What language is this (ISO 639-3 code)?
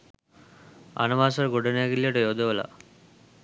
sin